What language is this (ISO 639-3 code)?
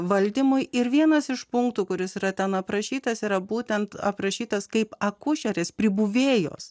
lit